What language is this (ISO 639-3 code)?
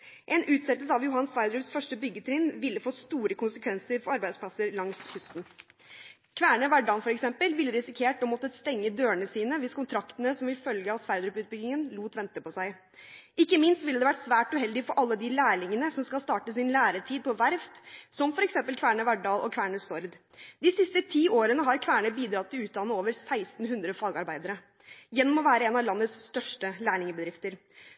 nob